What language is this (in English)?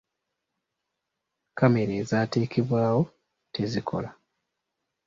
Ganda